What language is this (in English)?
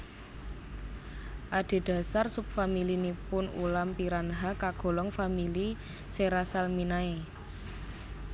Javanese